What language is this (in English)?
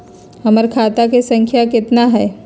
Magahi